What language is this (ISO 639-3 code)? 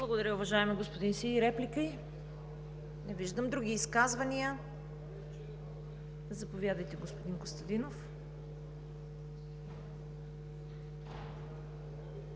bul